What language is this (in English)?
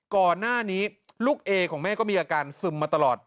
Thai